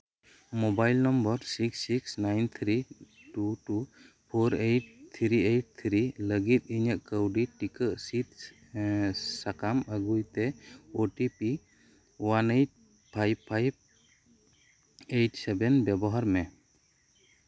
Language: Santali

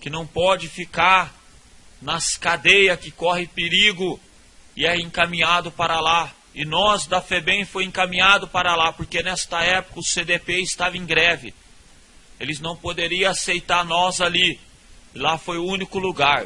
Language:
Portuguese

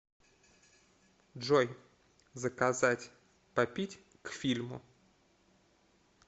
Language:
Russian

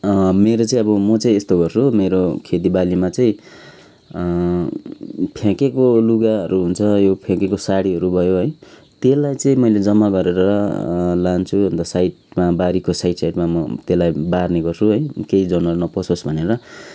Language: Nepali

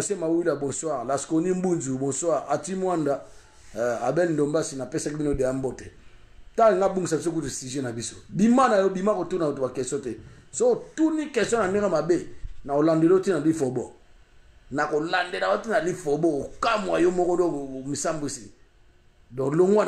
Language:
French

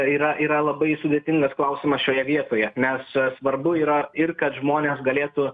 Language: Lithuanian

